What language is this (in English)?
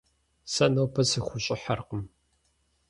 Kabardian